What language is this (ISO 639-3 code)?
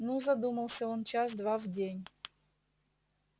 rus